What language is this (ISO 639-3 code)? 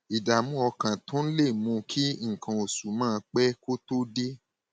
yor